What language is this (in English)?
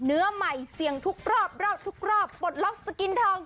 Thai